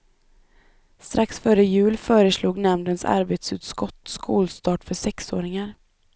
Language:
Swedish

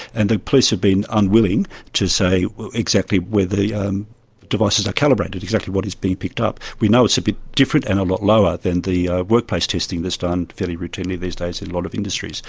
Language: English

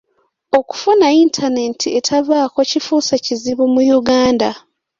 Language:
Ganda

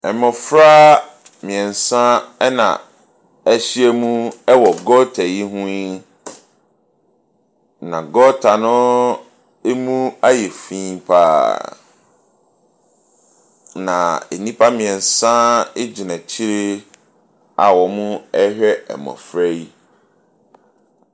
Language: Akan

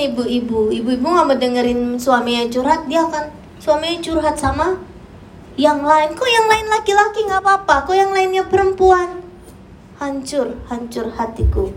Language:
Indonesian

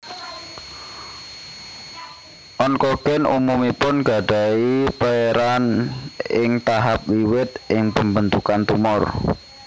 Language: Javanese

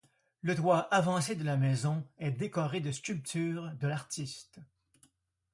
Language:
French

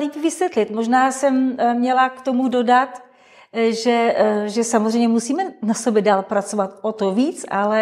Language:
Czech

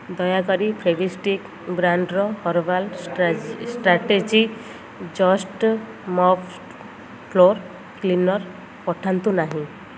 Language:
Odia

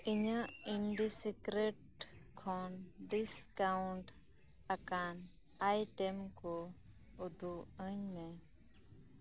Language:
Santali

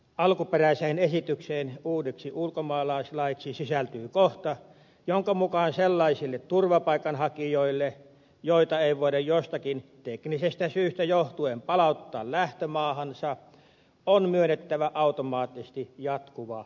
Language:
Finnish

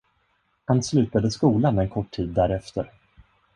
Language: Swedish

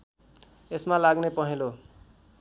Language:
Nepali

